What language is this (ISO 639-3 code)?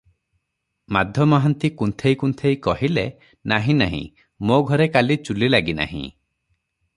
ori